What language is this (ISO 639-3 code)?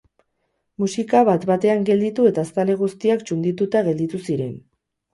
eus